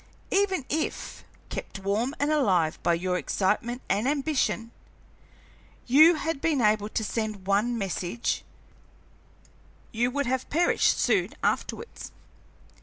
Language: English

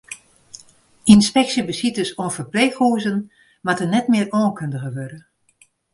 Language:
Western Frisian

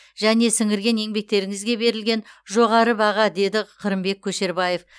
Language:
Kazakh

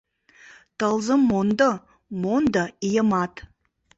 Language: Mari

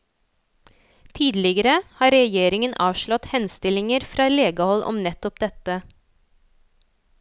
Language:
Norwegian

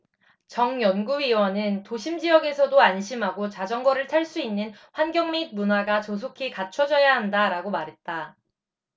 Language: Korean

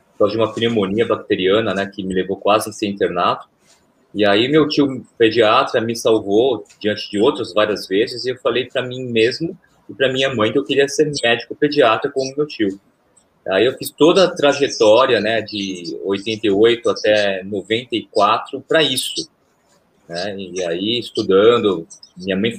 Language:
Portuguese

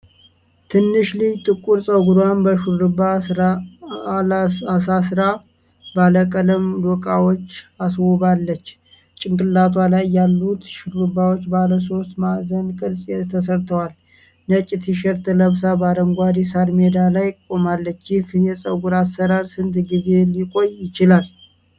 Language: Amharic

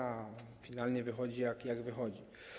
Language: Polish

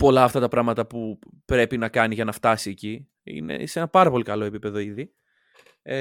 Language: Greek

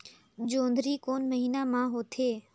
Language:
Chhattisgarhi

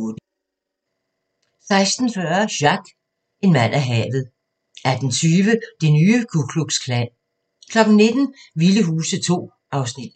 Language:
Danish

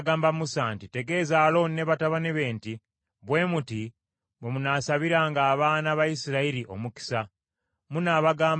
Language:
Ganda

